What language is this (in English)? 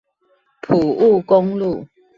Chinese